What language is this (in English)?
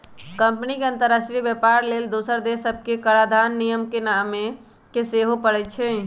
Magahi